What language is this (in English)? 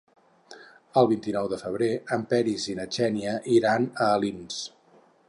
Catalan